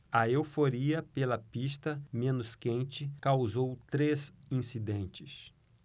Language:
Portuguese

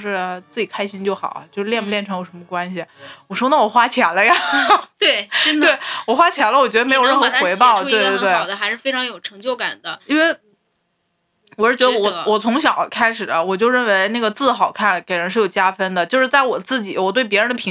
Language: Chinese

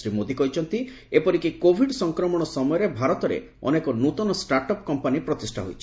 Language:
Odia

